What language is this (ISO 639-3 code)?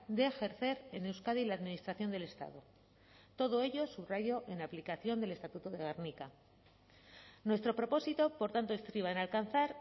spa